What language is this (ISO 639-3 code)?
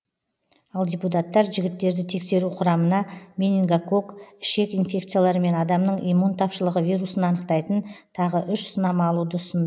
kaz